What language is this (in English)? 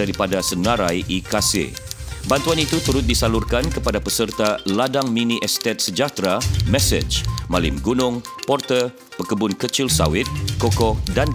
Malay